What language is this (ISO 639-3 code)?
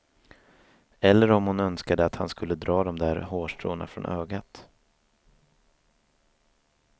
swe